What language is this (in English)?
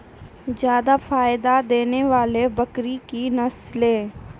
Maithili